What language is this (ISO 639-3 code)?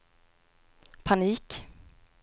swe